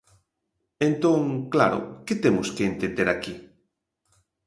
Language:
Galician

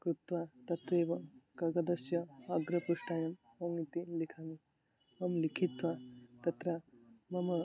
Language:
Sanskrit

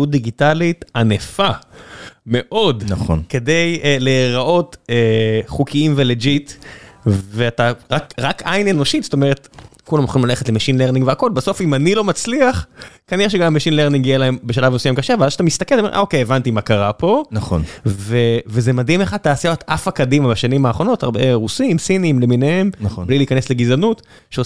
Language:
Hebrew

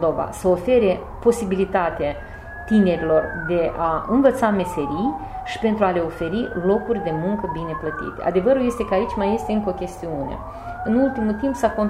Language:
Romanian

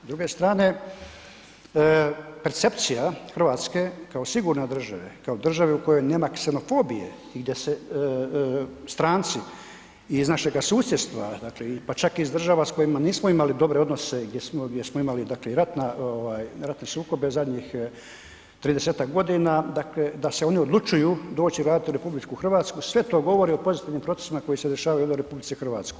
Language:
Croatian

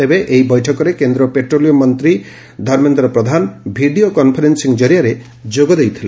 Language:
Odia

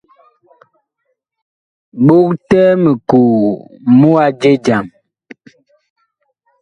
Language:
Bakoko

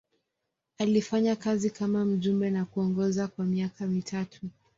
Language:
Swahili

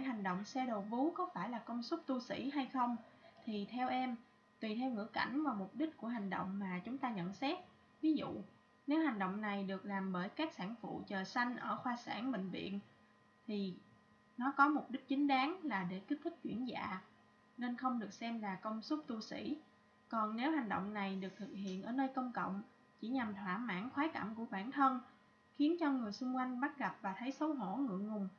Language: Vietnamese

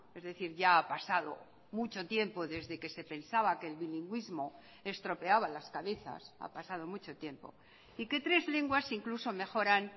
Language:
Spanish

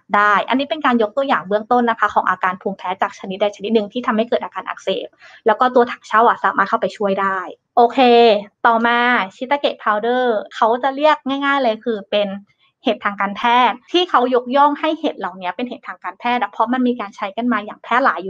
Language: Thai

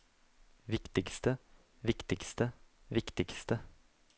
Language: Norwegian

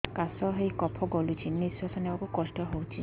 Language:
Odia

